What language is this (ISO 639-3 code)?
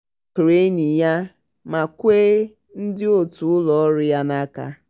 ibo